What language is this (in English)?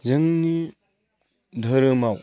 Bodo